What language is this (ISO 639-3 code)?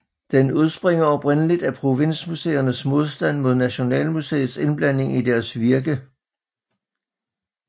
dan